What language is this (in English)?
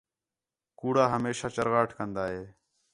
Khetrani